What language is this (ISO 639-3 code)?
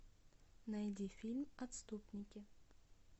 rus